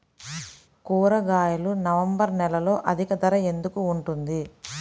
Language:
Telugu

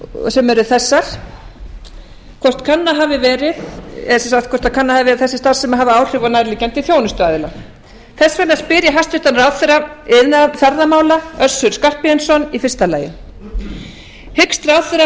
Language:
Icelandic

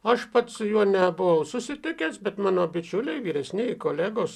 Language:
Lithuanian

